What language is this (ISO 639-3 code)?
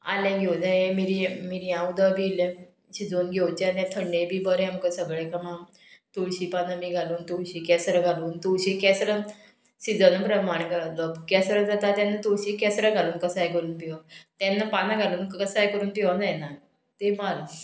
kok